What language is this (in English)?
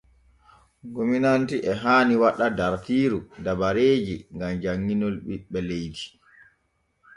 Borgu Fulfulde